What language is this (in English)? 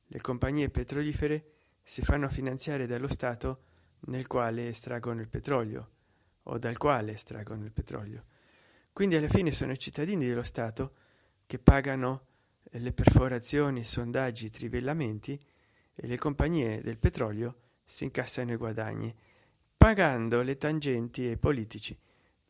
Italian